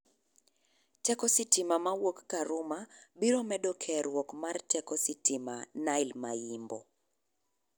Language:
Luo (Kenya and Tanzania)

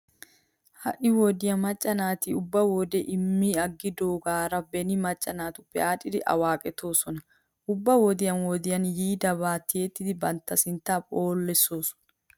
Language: Wolaytta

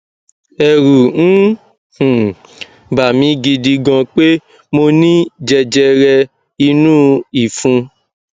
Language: Yoruba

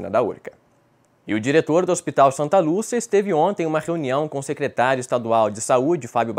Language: Portuguese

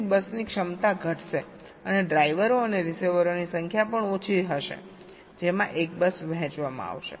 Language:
Gujarati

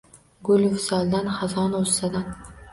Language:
Uzbek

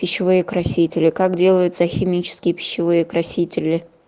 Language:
Russian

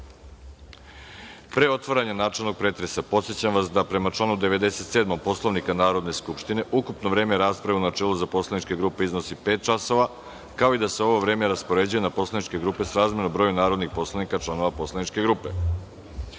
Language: Serbian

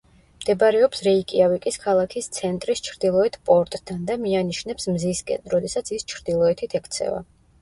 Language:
Georgian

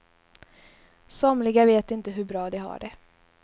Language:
Swedish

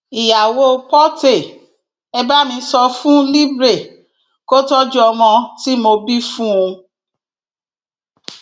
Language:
Yoruba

